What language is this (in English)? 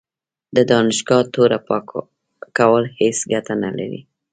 Pashto